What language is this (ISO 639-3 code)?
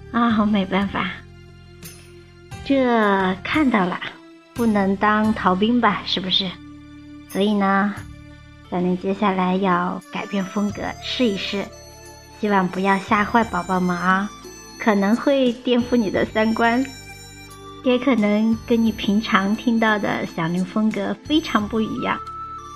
zho